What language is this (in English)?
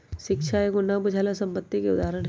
Magahi